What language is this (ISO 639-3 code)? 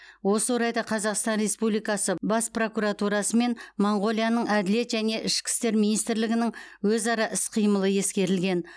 kaz